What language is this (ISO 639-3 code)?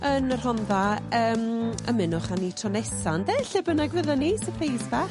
cym